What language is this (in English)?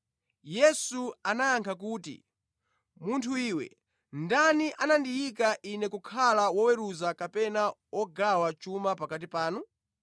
Nyanja